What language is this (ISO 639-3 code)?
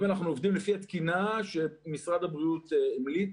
heb